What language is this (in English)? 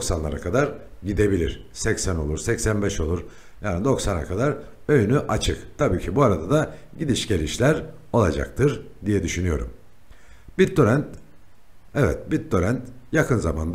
Turkish